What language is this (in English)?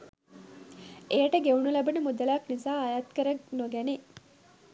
Sinhala